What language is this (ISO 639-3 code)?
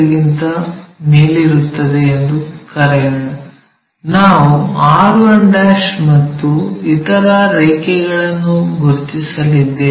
kan